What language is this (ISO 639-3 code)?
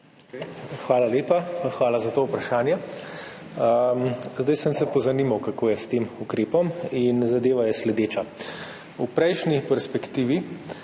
slv